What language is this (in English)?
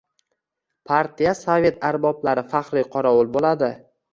Uzbek